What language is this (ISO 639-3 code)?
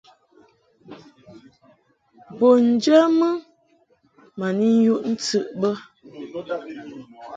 mhk